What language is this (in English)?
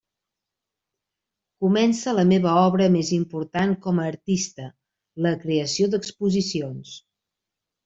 Catalan